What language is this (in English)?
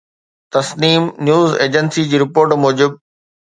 Sindhi